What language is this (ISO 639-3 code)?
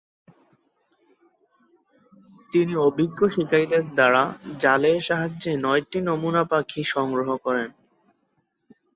ben